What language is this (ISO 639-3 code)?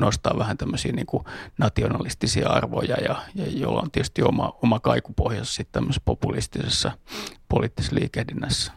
fin